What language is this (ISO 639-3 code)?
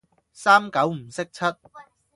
yue